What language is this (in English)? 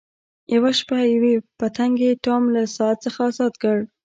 Pashto